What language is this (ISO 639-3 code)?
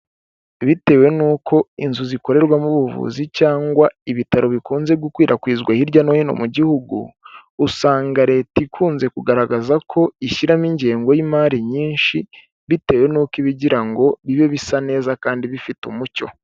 kin